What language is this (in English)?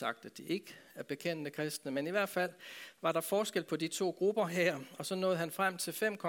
Danish